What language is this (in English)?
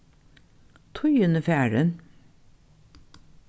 Faroese